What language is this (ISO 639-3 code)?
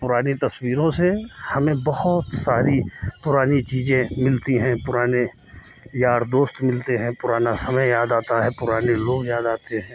hin